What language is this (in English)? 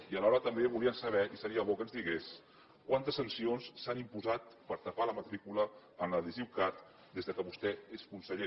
Catalan